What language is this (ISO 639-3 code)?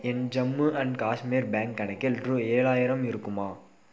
tam